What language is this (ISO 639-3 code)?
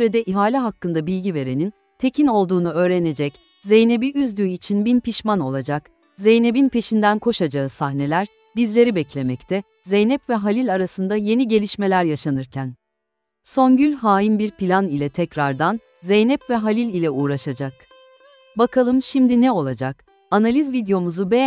tur